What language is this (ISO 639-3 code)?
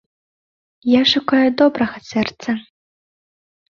bel